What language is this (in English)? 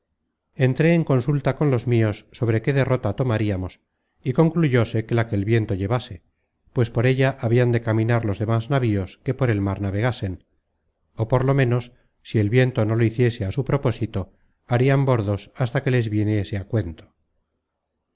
Spanish